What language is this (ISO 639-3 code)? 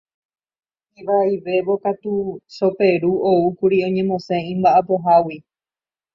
grn